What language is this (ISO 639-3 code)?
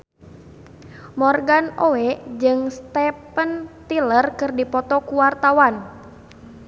sun